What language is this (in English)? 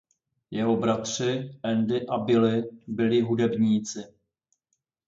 Czech